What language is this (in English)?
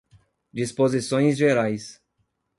Portuguese